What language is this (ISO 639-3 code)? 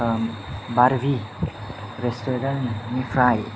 brx